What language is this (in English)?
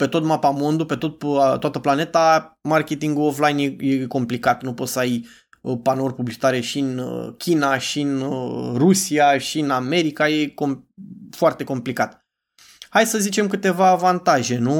Romanian